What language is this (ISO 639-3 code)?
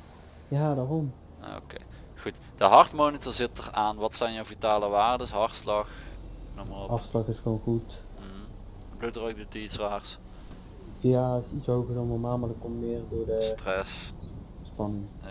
nld